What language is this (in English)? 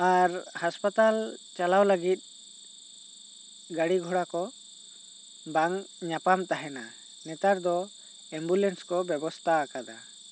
Santali